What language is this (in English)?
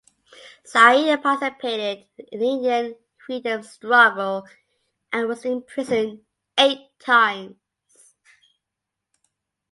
English